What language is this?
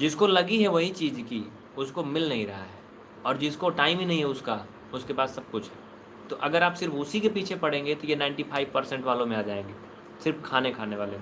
Hindi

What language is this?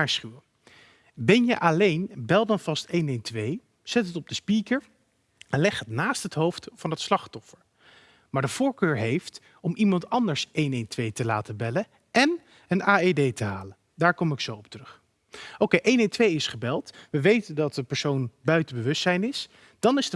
Dutch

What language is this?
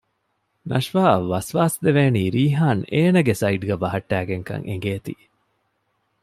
Divehi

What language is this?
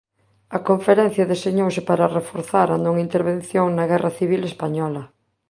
Galician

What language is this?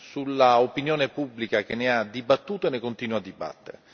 Italian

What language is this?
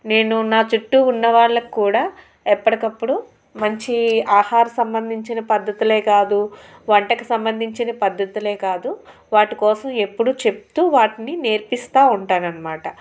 Telugu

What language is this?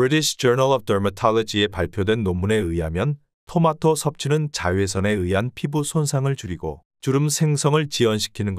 Korean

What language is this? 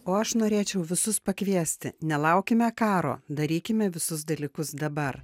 Lithuanian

